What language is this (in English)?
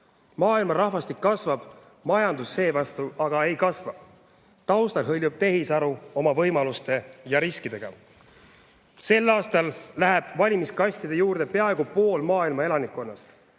Estonian